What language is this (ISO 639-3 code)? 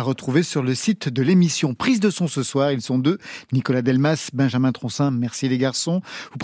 fra